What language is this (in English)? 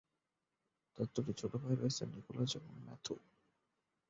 Bangla